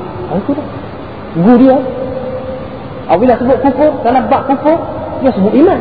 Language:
Malay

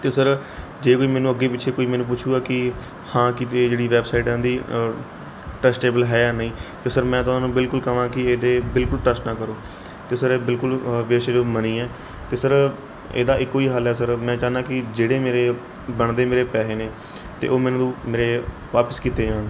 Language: Punjabi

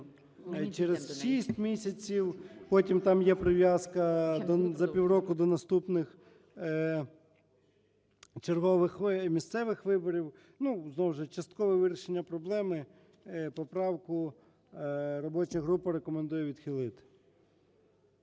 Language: Ukrainian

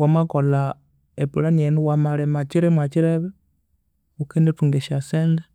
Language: Konzo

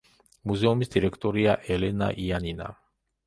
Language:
Georgian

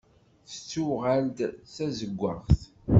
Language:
Kabyle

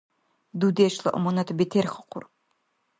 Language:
Dargwa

